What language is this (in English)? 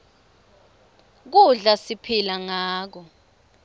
Swati